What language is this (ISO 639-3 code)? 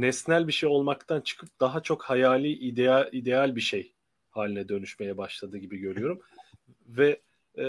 tur